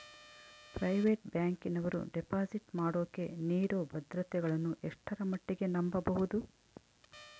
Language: Kannada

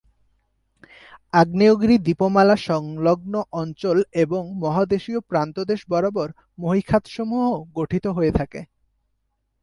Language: Bangla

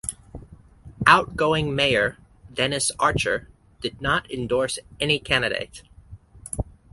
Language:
English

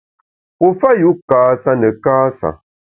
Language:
Bamun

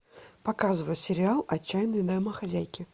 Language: Russian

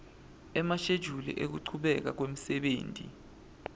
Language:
Swati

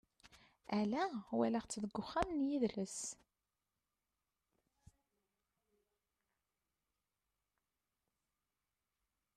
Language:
Kabyle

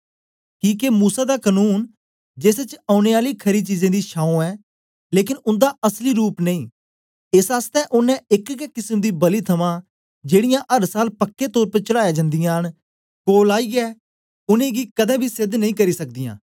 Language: Dogri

